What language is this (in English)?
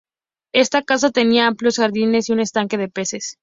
Spanish